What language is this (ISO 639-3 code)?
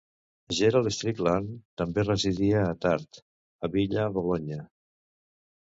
cat